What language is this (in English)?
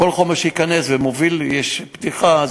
Hebrew